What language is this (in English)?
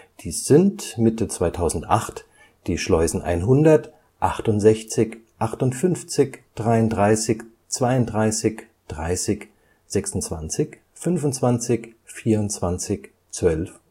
German